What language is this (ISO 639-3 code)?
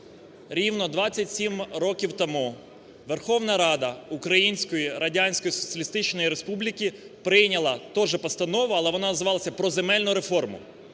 ukr